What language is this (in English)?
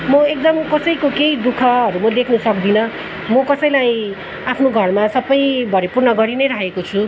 Nepali